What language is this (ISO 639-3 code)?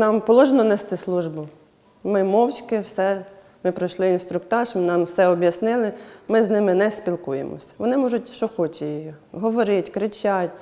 ukr